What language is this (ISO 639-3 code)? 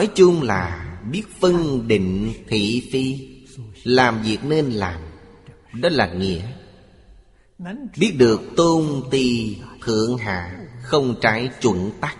vie